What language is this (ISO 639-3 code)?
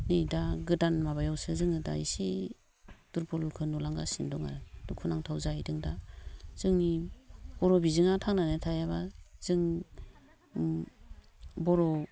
brx